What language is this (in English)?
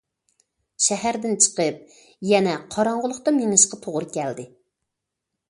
Uyghur